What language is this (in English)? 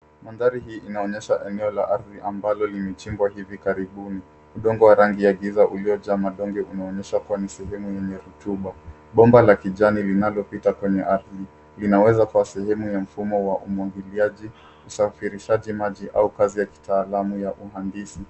Swahili